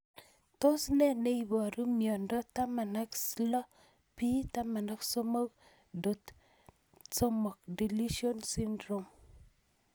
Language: Kalenjin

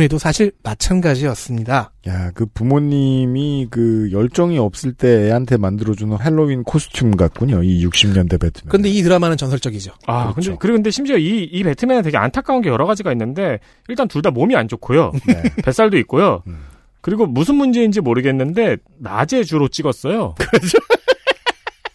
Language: Korean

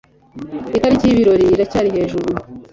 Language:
Kinyarwanda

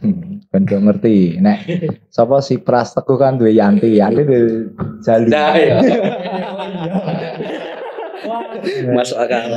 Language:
Indonesian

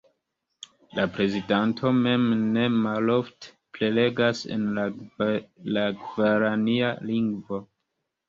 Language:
Esperanto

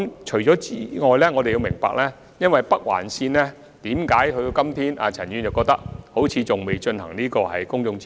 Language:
Cantonese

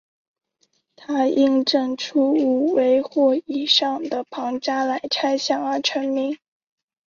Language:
Chinese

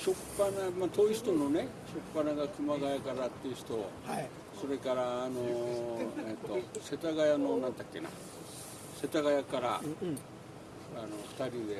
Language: Japanese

